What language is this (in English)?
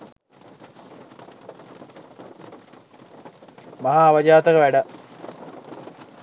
Sinhala